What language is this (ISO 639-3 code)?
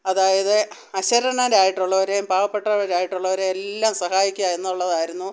mal